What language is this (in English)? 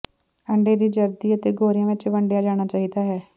Punjabi